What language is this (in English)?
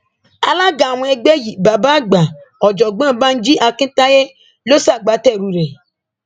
Yoruba